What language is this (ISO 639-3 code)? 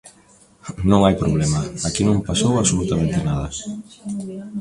glg